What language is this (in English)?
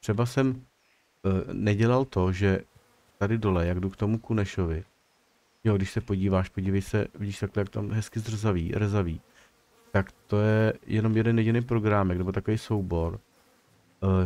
Czech